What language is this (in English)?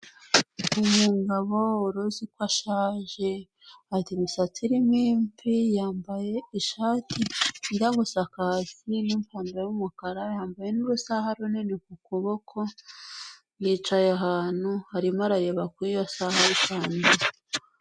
Kinyarwanda